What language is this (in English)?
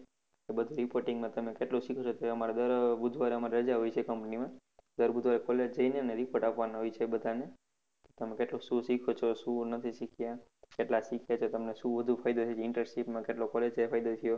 Gujarati